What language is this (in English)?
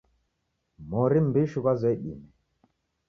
Taita